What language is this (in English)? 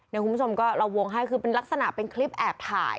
Thai